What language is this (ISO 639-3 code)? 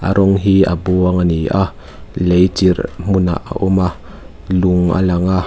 lus